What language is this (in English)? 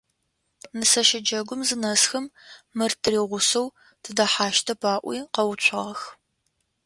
Adyghe